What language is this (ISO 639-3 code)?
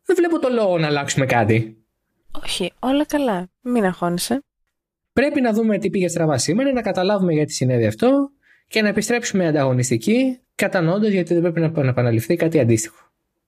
ell